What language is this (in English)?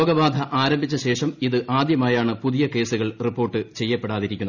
Malayalam